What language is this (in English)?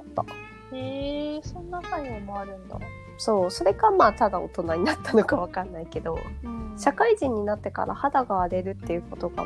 Japanese